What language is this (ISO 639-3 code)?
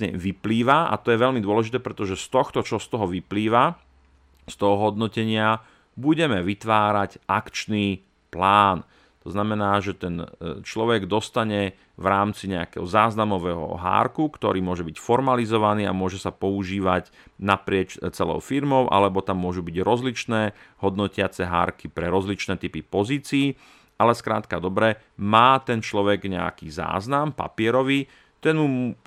slk